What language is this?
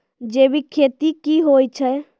Maithili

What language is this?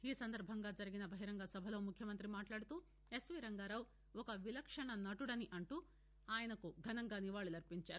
Telugu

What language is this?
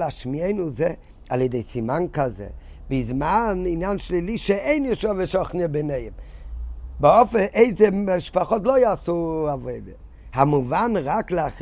Hebrew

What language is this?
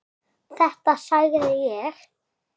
Icelandic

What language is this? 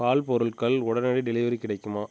Tamil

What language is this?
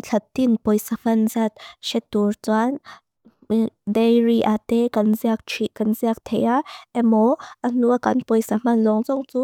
Mizo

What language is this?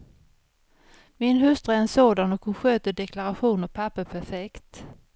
Swedish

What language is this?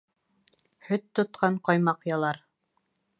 Bashkir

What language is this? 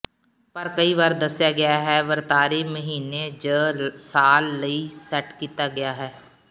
Punjabi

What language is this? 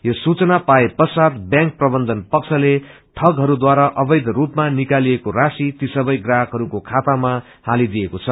Nepali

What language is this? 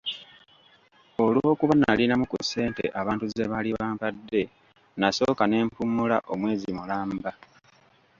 Ganda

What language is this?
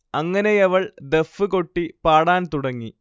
Malayalam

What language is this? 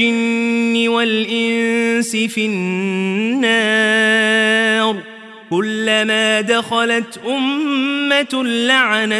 Arabic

